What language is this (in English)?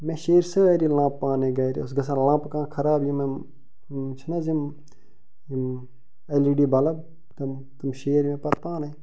Kashmiri